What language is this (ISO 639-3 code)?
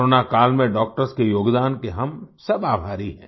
hin